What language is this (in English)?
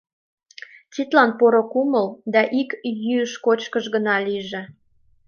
Mari